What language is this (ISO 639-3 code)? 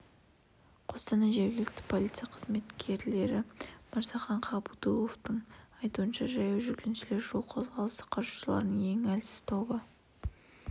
kaz